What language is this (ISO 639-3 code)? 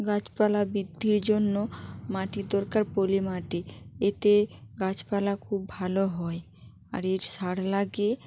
ben